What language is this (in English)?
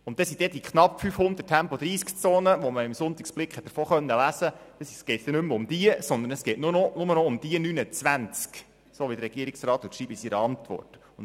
Swiss German